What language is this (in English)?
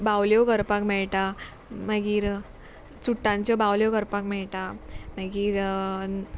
Konkani